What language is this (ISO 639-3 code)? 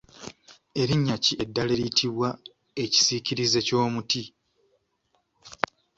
lug